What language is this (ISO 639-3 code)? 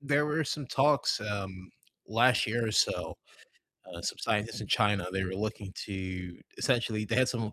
eng